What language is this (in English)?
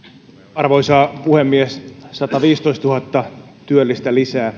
Finnish